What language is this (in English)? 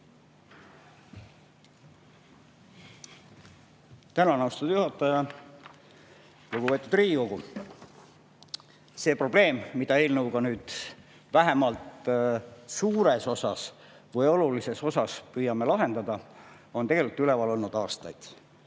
Estonian